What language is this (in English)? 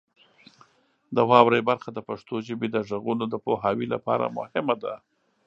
Pashto